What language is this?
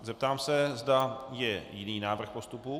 Czech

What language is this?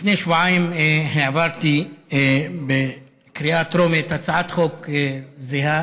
Hebrew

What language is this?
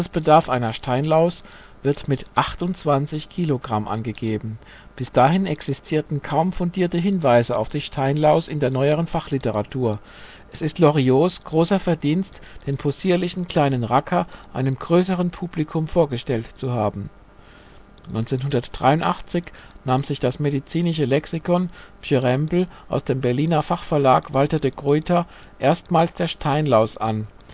German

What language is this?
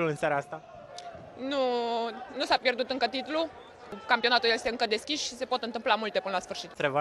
Romanian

